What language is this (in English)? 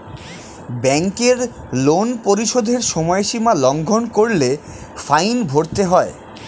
Bangla